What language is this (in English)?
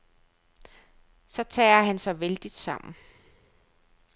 Danish